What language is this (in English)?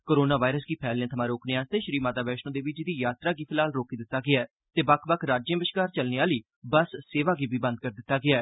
Dogri